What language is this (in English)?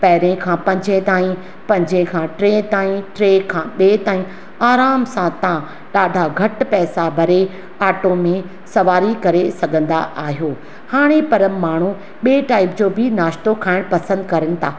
Sindhi